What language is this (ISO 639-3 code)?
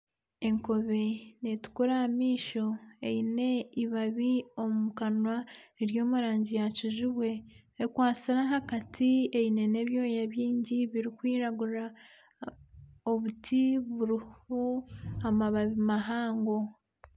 nyn